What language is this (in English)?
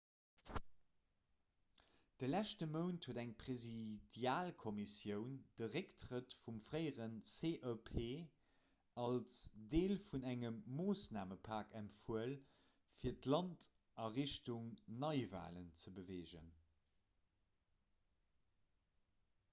Luxembourgish